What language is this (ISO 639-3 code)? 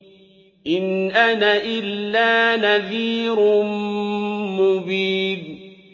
ara